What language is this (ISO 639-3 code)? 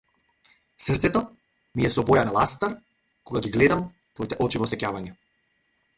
mkd